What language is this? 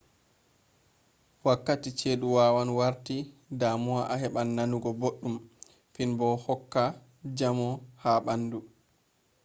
Fula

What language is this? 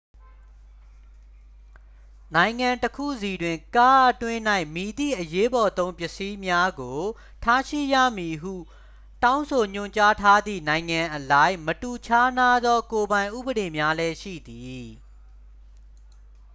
Burmese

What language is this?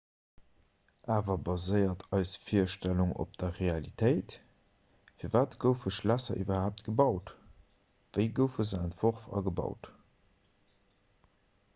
Luxembourgish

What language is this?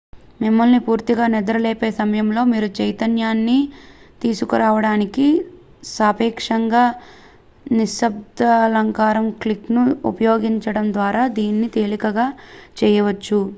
Telugu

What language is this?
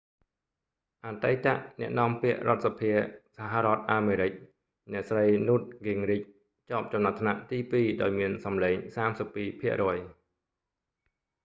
Khmer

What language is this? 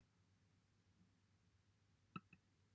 Welsh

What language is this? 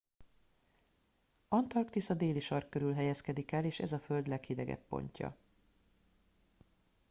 Hungarian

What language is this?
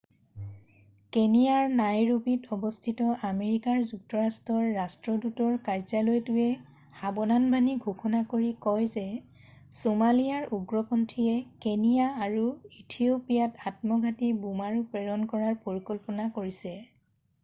Assamese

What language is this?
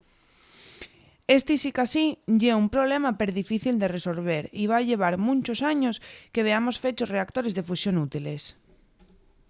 Asturian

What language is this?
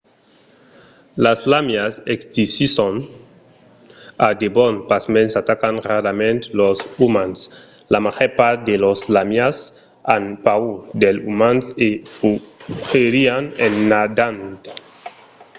Occitan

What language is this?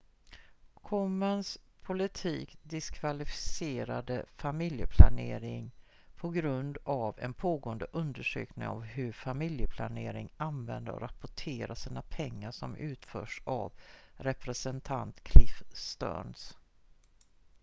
Swedish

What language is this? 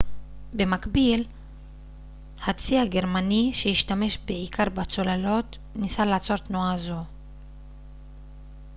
Hebrew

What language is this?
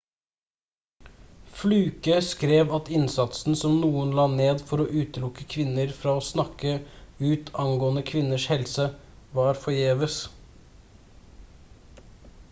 Norwegian Bokmål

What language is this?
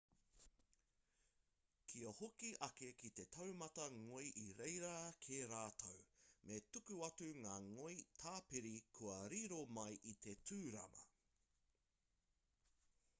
Māori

